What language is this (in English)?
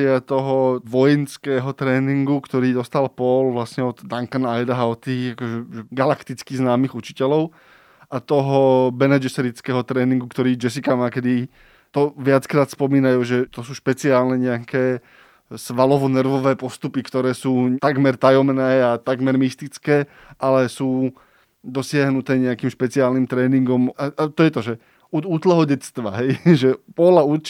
Slovak